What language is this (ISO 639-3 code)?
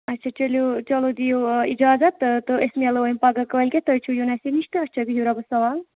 kas